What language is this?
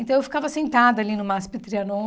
Portuguese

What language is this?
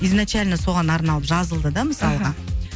Kazakh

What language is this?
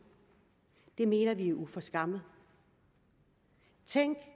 Danish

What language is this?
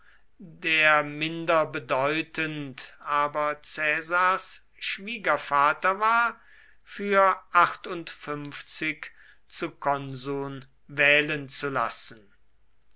German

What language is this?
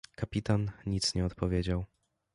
Polish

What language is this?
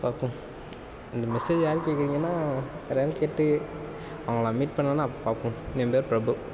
Tamil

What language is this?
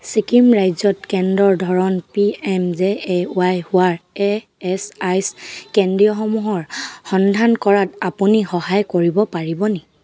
Assamese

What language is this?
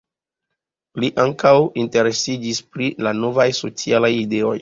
Esperanto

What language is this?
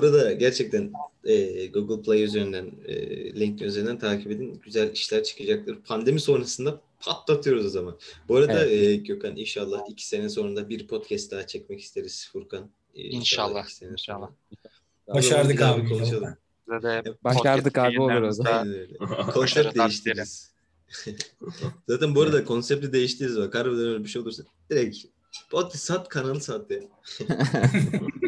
Turkish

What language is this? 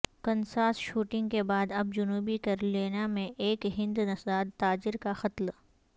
Urdu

